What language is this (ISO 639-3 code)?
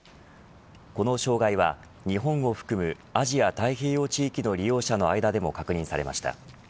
jpn